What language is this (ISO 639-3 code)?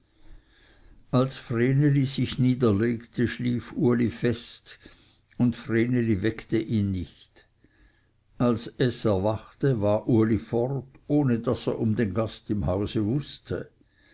deu